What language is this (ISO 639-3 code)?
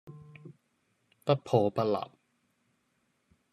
yue